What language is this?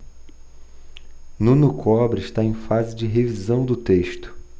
Portuguese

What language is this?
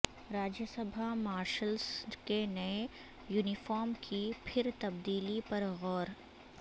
Urdu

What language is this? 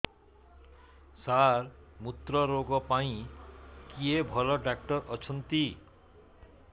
Odia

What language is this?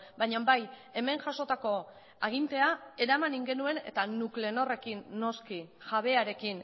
Basque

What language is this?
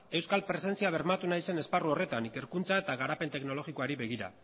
Basque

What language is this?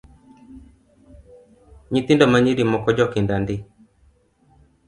Luo (Kenya and Tanzania)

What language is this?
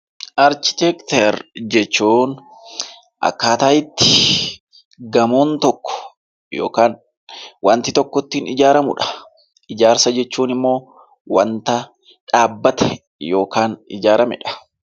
Oromo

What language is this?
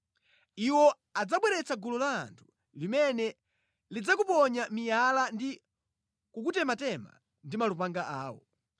Nyanja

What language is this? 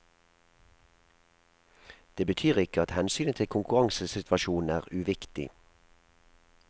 Norwegian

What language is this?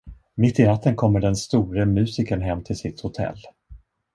Swedish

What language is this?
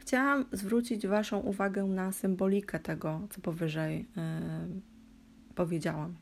Polish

